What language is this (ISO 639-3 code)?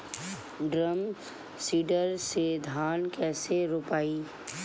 bho